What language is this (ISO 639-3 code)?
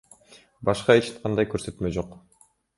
kir